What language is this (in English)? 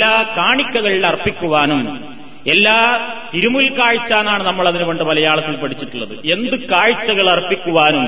Malayalam